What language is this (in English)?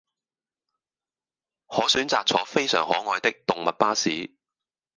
Cantonese